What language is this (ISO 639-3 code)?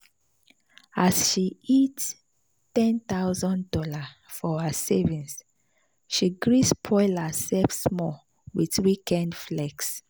pcm